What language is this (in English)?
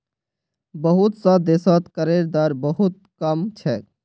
Magahi